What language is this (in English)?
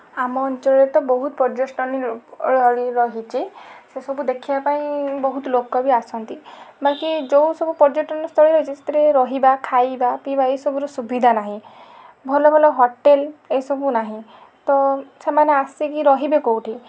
Odia